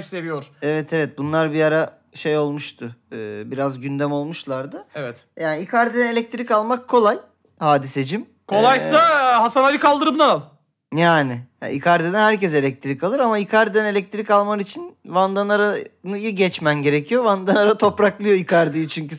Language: Turkish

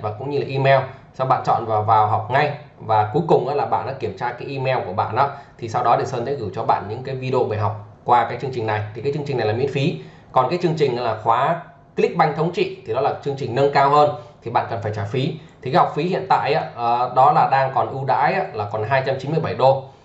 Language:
Vietnamese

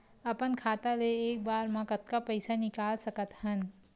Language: Chhattisgarhi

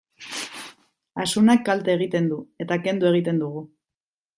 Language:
Basque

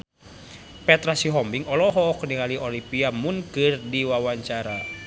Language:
Sundanese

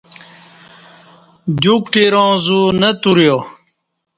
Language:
Kati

